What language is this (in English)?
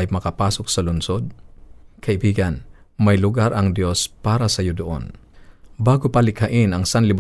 Filipino